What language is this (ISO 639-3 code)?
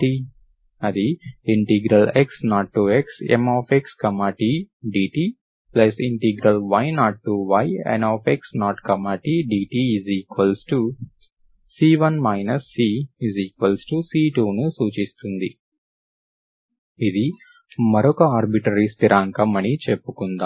tel